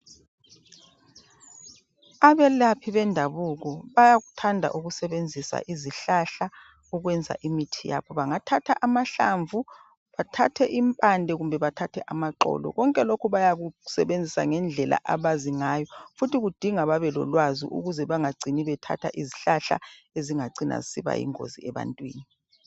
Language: North Ndebele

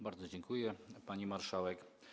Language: Polish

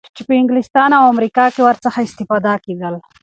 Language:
Pashto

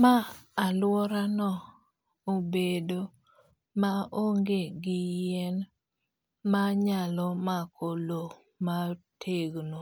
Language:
Luo (Kenya and Tanzania)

